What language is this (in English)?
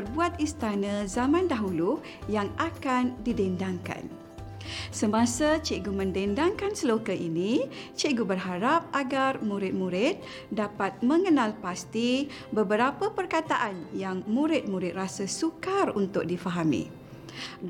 Malay